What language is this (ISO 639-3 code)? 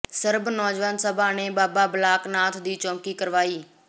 pan